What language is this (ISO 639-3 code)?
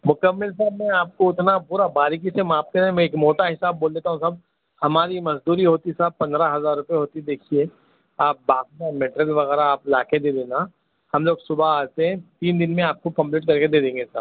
urd